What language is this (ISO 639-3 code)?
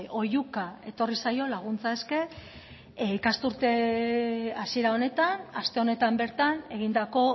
eus